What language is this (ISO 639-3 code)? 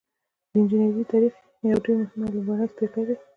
pus